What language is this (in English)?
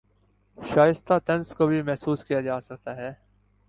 Urdu